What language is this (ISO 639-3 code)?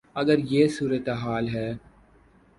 urd